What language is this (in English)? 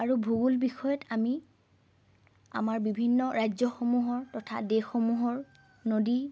Assamese